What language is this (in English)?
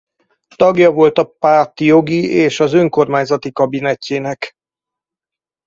Hungarian